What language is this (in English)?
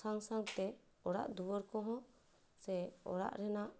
Santali